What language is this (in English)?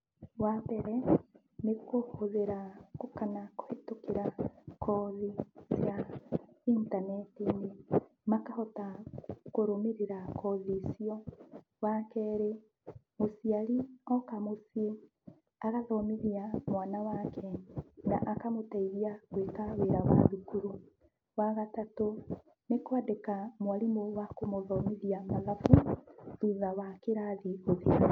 Kikuyu